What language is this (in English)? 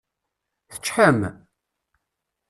Kabyle